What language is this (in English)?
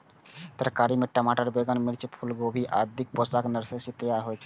Maithili